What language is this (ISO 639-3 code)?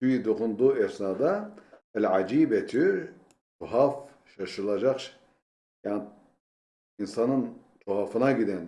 tur